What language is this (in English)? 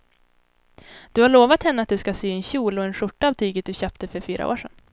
Swedish